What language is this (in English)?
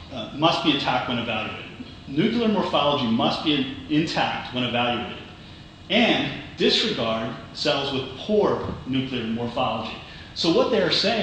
English